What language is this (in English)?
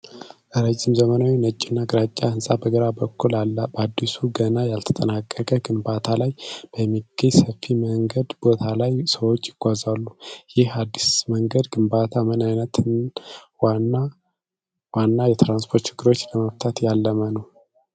Amharic